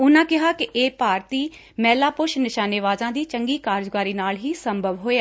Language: Punjabi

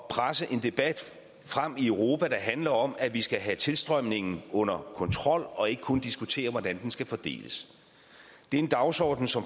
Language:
Danish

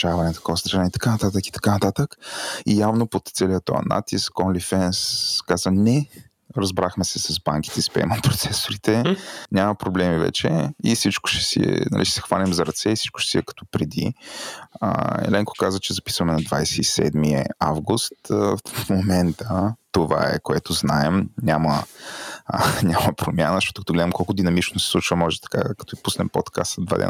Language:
Bulgarian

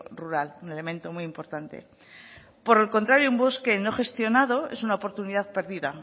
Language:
Spanish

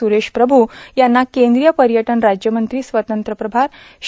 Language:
Marathi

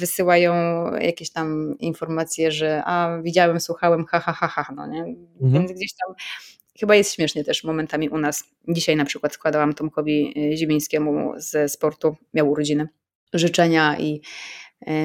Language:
Polish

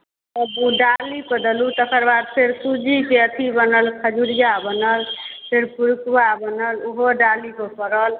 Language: Maithili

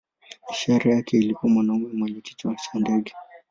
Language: Swahili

